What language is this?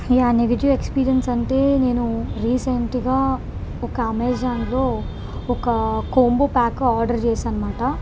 Telugu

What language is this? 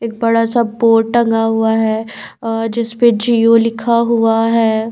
Hindi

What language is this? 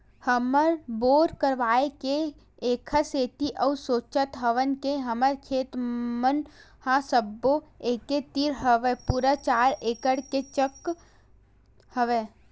Chhattisgarhi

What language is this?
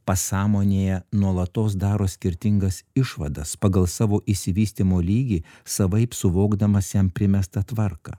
Lithuanian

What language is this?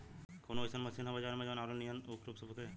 Bhojpuri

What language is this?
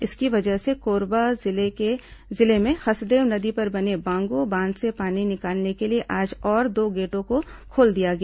Hindi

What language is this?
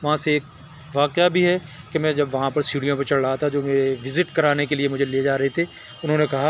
Urdu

